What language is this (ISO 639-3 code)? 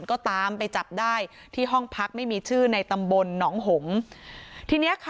tha